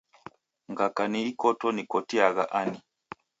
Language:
Taita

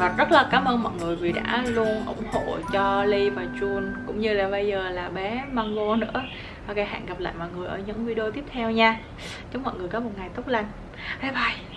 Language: Vietnamese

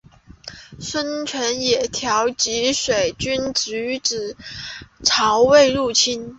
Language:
Chinese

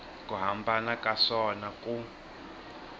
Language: Tsonga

